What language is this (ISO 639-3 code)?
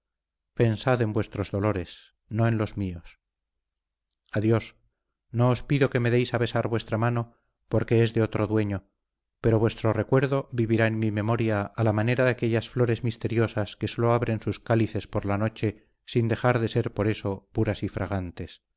spa